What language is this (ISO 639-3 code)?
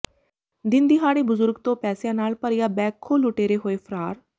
pan